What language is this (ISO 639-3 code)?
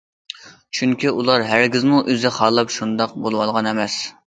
uig